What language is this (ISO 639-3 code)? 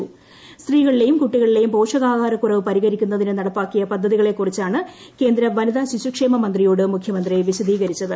mal